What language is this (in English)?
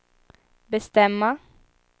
Swedish